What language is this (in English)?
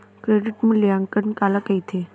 Chhattisgarhi